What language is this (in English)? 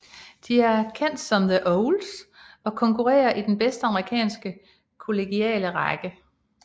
Danish